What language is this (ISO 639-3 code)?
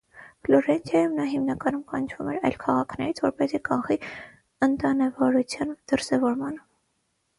hye